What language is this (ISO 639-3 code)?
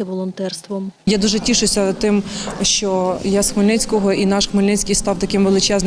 ukr